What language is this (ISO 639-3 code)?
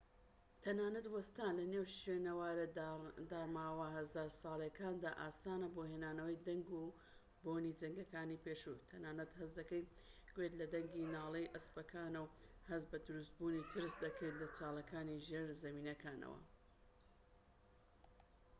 ckb